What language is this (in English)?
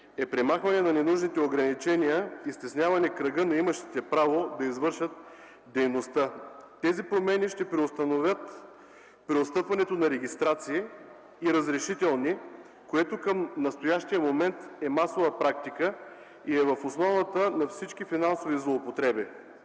Bulgarian